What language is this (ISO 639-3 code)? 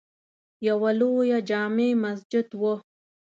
pus